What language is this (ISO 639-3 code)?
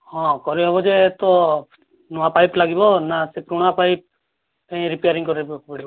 ori